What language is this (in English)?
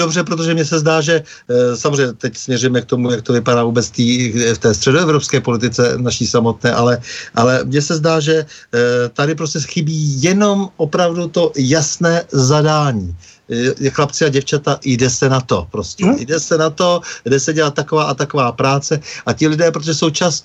Czech